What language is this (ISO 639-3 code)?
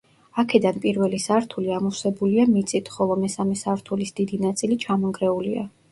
kat